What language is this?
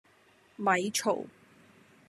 Cantonese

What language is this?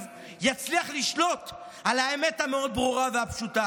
Hebrew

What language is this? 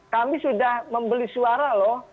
Indonesian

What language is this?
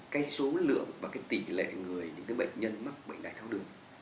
Vietnamese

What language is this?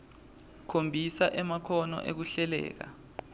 Swati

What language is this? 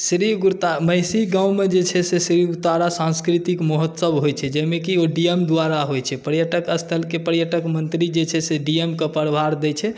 Maithili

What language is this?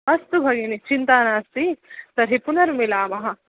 Sanskrit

